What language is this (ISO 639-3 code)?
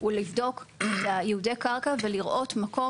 heb